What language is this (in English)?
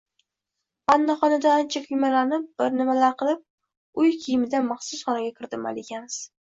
Uzbek